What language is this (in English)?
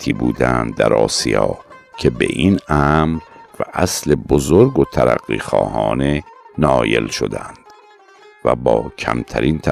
Persian